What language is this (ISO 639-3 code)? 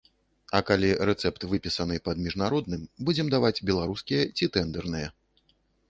bel